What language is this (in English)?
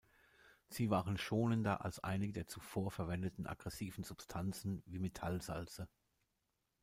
German